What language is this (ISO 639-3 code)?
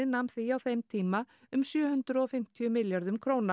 isl